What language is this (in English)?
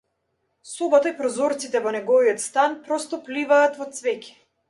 Macedonian